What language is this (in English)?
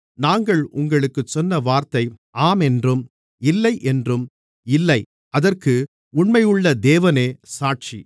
Tamil